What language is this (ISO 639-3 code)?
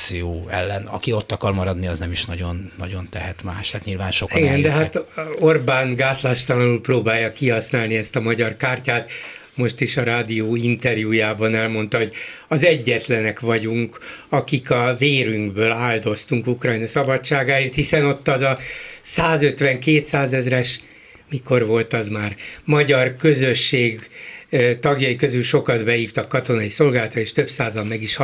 hun